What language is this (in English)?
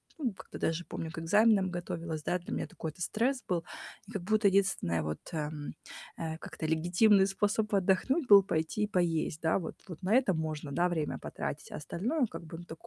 Russian